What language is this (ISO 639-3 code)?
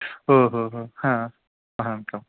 san